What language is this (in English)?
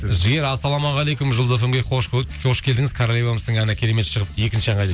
Kazakh